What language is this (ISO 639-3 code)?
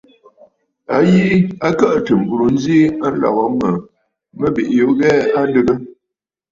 bfd